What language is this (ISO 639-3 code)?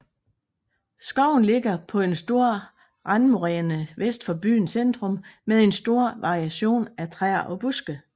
dan